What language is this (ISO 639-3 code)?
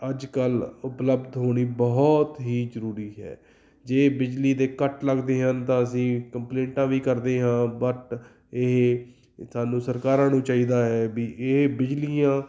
pan